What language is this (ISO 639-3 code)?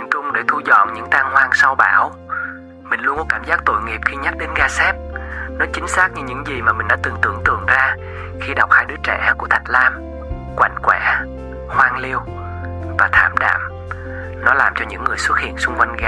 vie